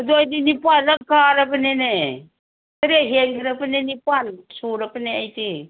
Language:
Manipuri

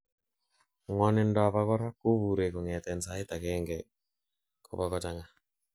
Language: Kalenjin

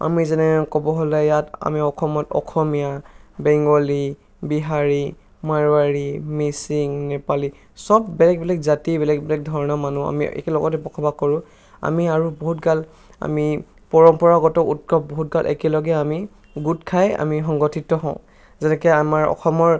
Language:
Assamese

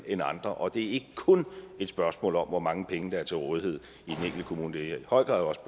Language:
Danish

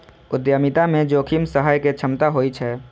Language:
Maithili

